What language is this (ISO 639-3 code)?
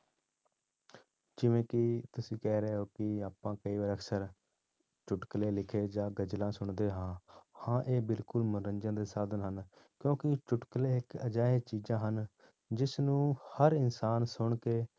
pan